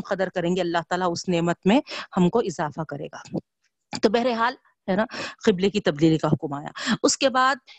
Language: Urdu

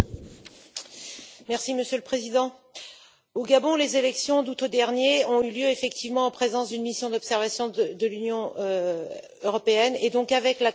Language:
French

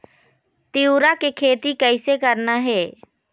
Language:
Chhattisgarhi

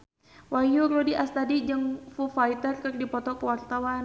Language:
Sundanese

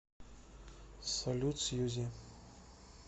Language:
Russian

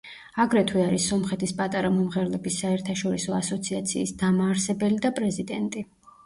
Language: Georgian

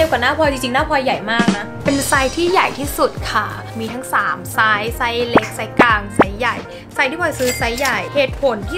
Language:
Thai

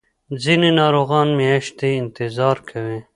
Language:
Pashto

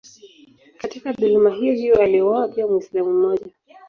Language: Swahili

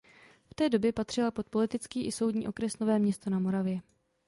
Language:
Czech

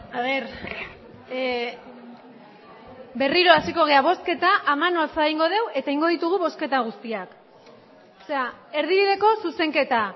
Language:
Basque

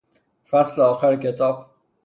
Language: Persian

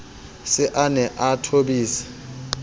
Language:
Southern Sotho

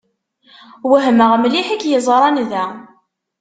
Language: Kabyle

